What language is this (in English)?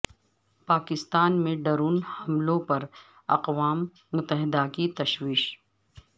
Urdu